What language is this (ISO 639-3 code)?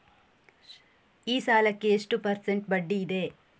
kan